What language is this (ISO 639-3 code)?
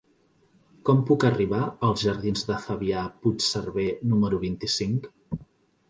cat